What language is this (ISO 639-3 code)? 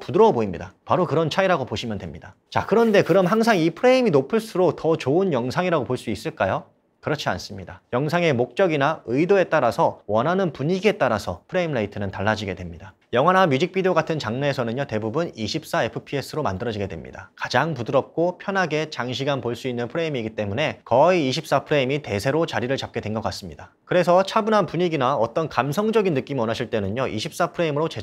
kor